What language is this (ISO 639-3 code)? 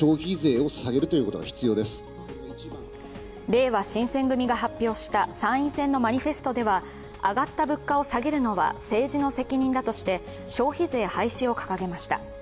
jpn